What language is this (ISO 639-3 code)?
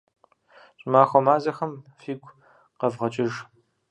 kbd